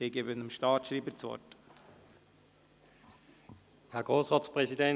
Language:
Swiss German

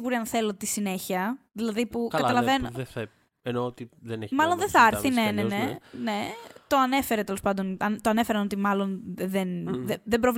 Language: Greek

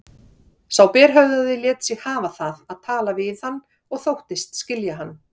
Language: Icelandic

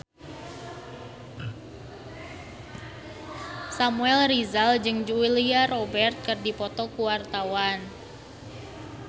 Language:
Sundanese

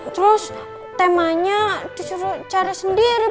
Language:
Indonesian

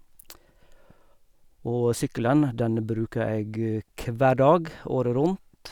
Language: Norwegian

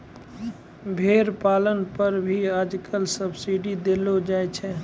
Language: Maithili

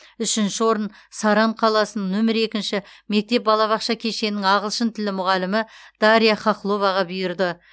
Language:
Kazakh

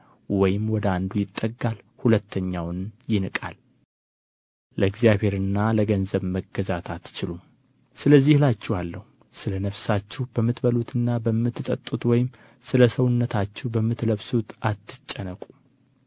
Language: Amharic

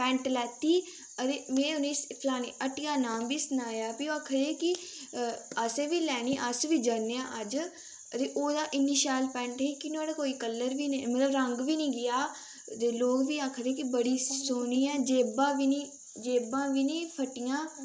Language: Dogri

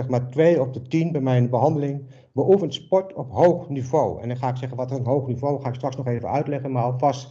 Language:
Dutch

